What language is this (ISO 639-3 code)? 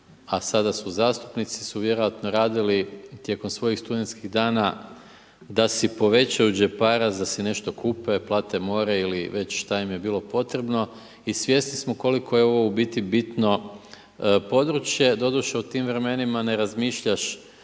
hrv